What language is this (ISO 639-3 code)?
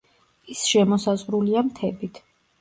kat